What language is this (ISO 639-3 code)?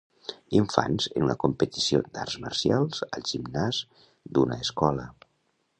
cat